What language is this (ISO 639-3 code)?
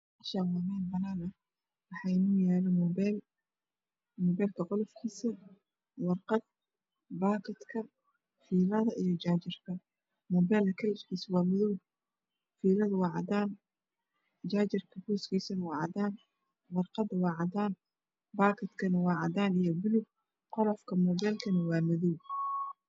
som